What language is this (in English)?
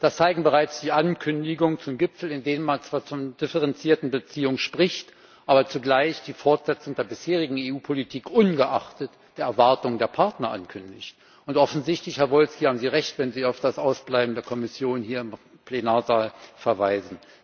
German